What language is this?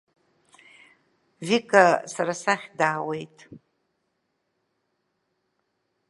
Abkhazian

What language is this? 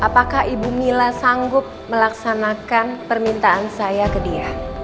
Indonesian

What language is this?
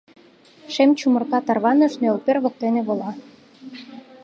Mari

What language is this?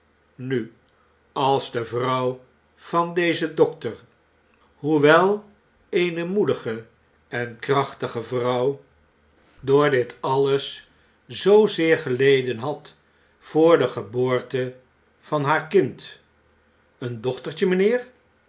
Dutch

